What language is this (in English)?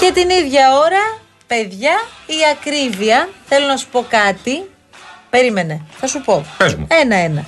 Greek